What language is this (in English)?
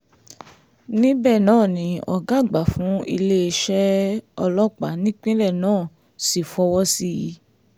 Yoruba